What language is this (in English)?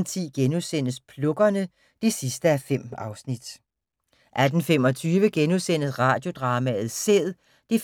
Danish